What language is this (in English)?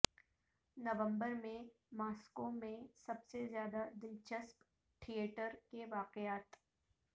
Urdu